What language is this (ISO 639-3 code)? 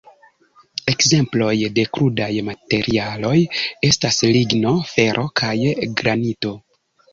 epo